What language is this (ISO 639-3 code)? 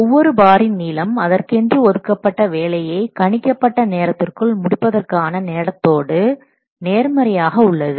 tam